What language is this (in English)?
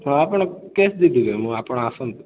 Odia